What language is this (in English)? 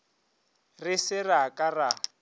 Northern Sotho